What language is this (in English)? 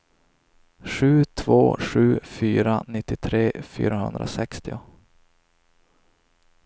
Swedish